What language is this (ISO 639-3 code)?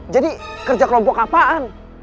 ind